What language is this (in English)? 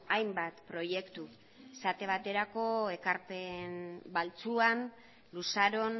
Basque